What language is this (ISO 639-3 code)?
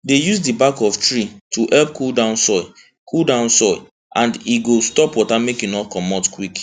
pcm